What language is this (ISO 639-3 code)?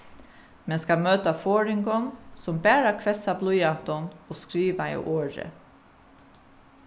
fao